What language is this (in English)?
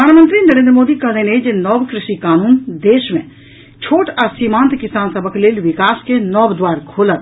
Maithili